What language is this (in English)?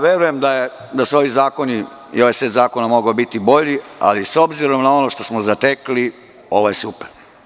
Serbian